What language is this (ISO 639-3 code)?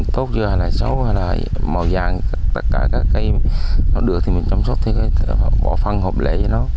vie